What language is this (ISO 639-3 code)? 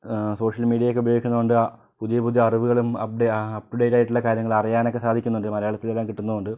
mal